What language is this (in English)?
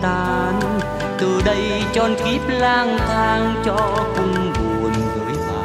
Vietnamese